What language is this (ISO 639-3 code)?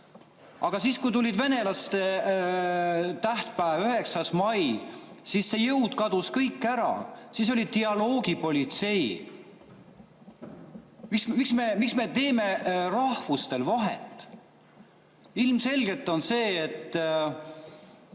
est